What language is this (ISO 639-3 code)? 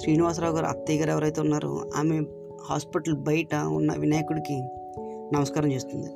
tel